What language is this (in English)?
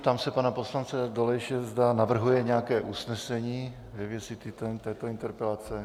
Czech